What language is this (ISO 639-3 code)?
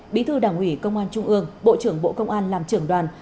vie